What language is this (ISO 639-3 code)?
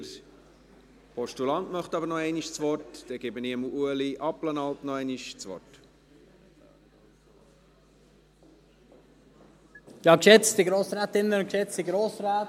gsw